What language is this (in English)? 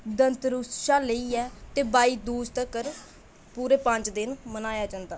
Dogri